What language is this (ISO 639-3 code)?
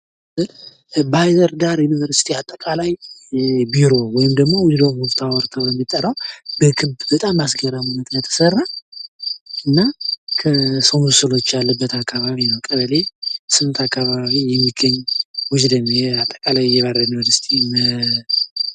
amh